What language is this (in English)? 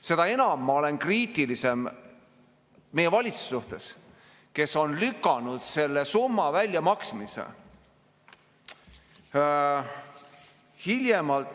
Estonian